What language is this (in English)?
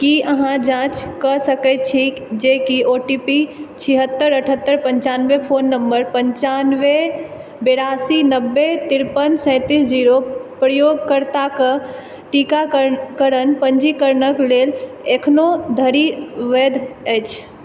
Maithili